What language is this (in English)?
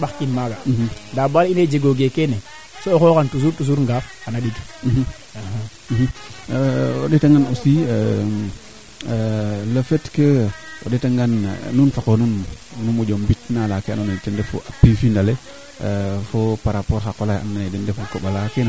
Serer